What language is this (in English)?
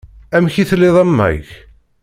Kabyle